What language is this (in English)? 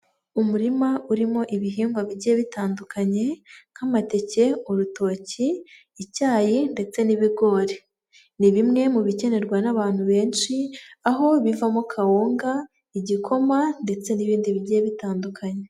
Kinyarwanda